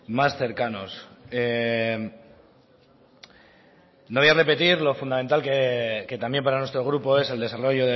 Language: Spanish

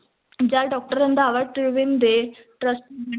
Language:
Punjabi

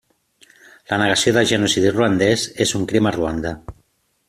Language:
Catalan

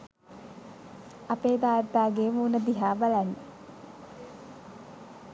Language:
Sinhala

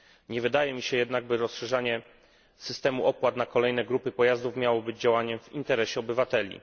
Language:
Polish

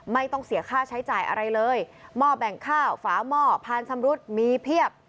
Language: Thai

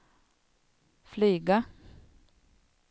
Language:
Swedish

